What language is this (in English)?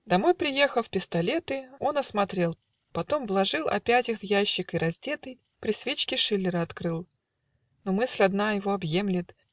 Russian